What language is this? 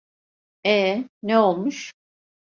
Turkish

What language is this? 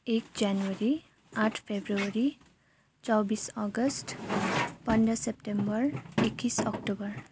Nepali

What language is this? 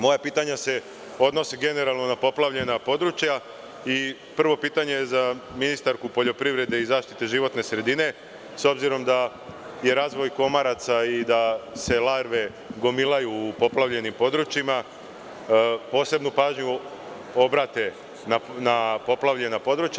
Serbian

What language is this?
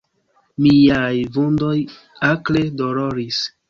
Esperanto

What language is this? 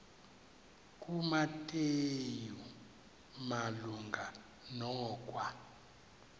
Xhosa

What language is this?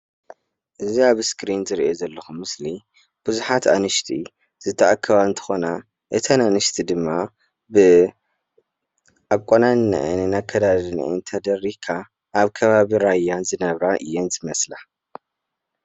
Tigrinya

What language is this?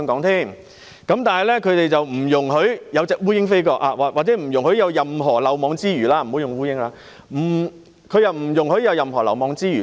Cantonese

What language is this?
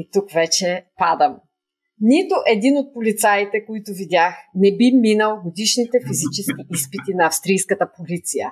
Bulgarian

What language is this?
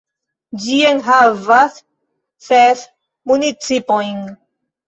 Esperanto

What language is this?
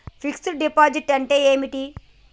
Telugu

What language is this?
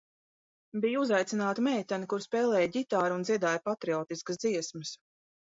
Latvian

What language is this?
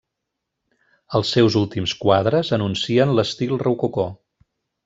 Catalan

